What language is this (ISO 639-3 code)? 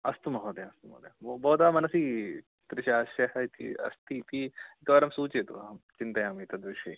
san